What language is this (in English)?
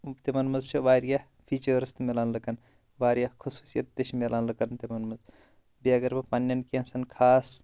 Kashmiri